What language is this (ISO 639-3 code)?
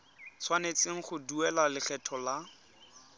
tsn